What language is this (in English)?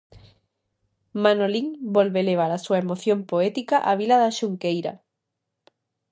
Galician